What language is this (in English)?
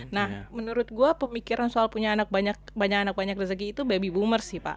Indonesian